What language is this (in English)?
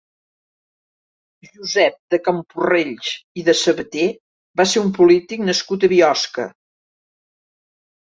Catalan